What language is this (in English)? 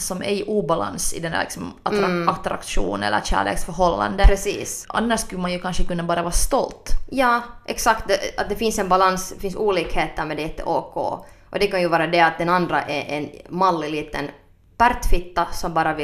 Swedish